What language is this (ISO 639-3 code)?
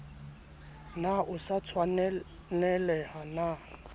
sot